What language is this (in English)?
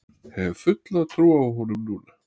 Icelandic